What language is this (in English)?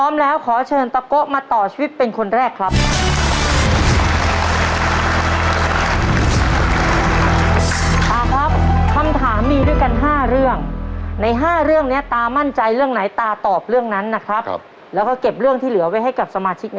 Thai